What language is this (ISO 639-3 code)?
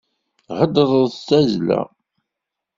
kab